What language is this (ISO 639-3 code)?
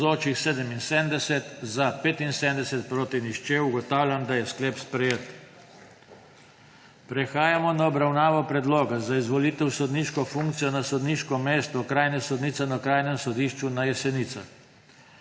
slv